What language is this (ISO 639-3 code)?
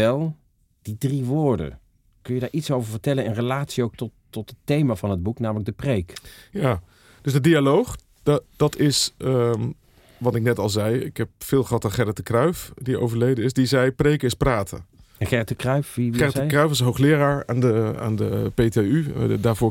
nld